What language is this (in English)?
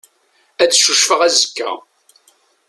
Kabyle